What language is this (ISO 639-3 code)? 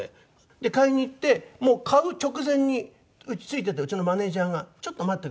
jpn